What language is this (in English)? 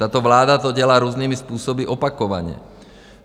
Czech